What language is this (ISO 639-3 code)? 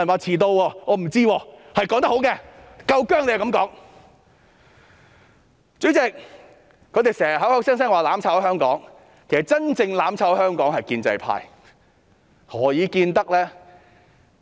yue